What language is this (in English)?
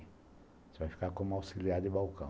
Portuguese